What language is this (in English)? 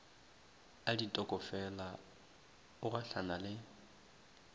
Northern Sotho